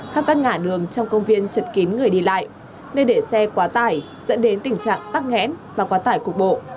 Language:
Vietnamese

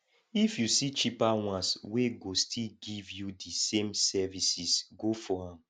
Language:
Nigerian Pidgin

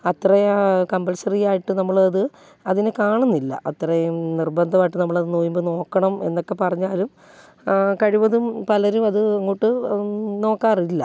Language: Malayalam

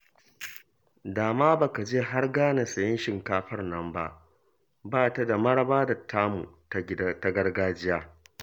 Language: Hausa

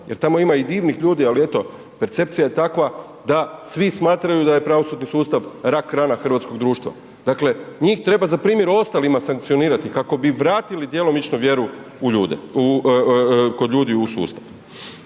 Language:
Croatian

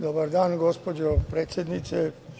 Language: Serbian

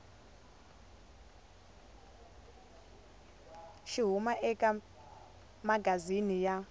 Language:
Tsonga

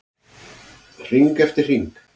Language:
Icelandic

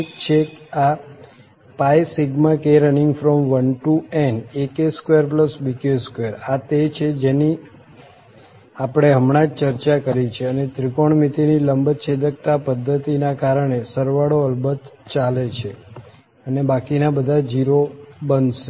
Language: Gujarati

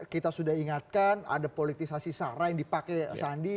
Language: Indonesian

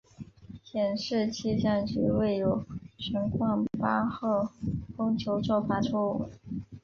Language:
Chinese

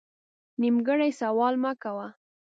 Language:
Pashto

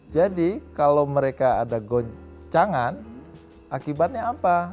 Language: Indonesian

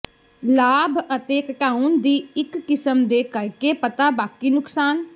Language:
Punjabi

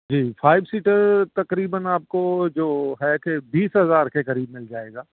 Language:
Urdu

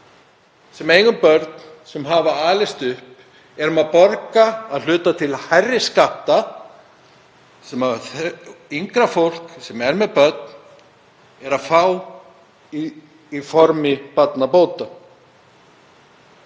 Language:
Icelandic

